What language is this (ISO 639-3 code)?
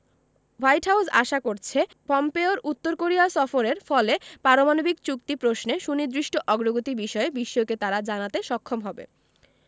ben